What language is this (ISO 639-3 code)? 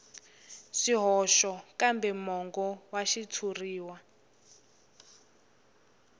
tso